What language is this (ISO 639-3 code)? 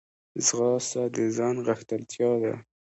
pus